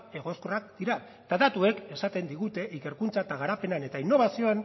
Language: Basque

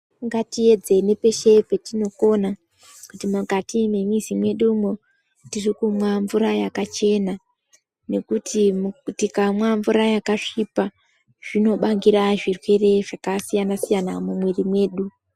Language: Ndau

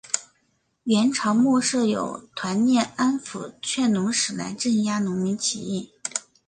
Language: Chinese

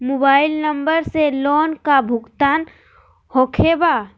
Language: Magahi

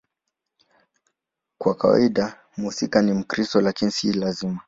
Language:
Swahili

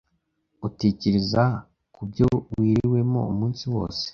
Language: Kinyarwanda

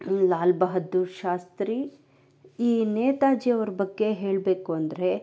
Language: Kannada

